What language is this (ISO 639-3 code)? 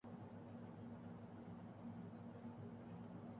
urd